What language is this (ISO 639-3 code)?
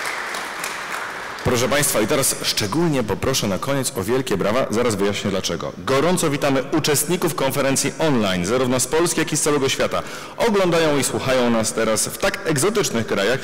pol